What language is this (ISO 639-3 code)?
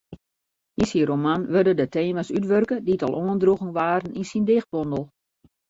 fry